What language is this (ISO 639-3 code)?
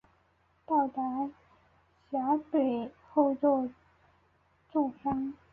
zho